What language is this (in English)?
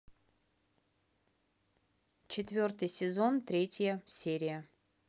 Russian